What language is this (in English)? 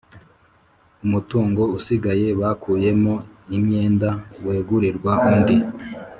Kinyarwanda